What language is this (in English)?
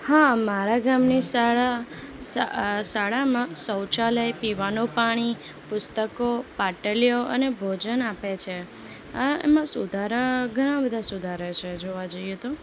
Gujarati